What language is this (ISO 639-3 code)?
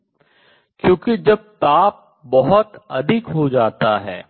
hin